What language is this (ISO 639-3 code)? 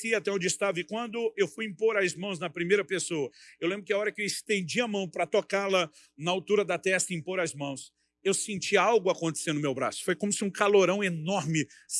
por